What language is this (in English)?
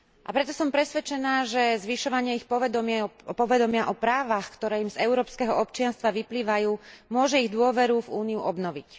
Slovak